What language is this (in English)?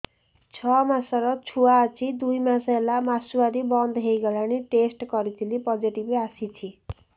Odia